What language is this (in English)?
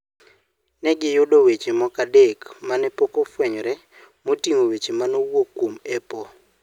Luo (Kenya and Tanzania)